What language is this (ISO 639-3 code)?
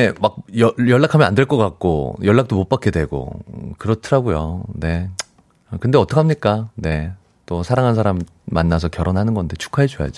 kor